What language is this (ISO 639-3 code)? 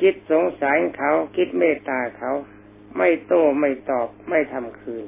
tha